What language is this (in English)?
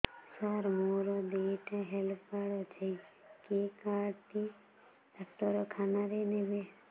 Odia